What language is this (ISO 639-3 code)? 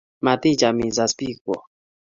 kln